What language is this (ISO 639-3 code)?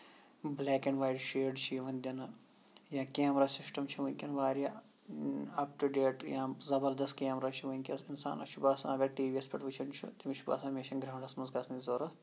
kas